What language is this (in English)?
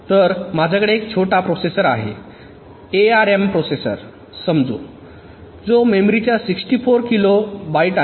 Marathi